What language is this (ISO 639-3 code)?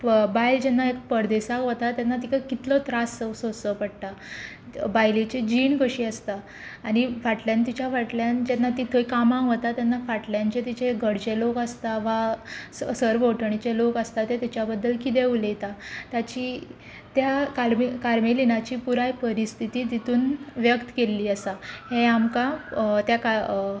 kok